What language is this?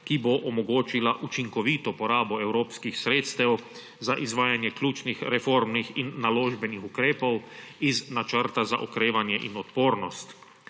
Slovenian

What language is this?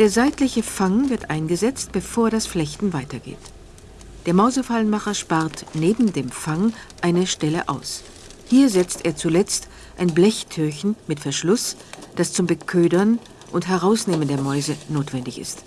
German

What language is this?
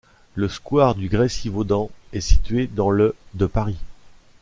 French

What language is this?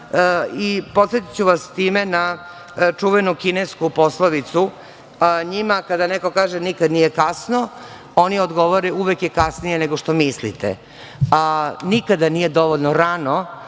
Serbian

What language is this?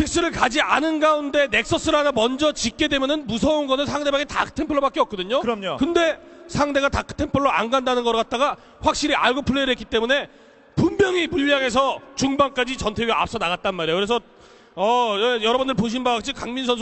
Korean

